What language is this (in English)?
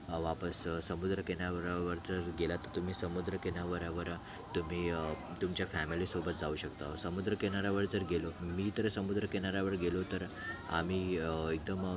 Marathi